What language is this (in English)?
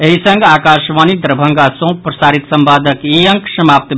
Maithili